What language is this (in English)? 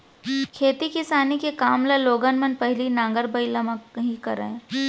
Chhattisgarhi